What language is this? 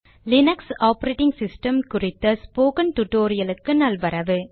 Tamil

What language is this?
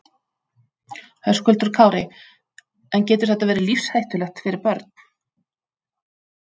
Icelandic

